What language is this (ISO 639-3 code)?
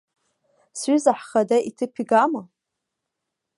abk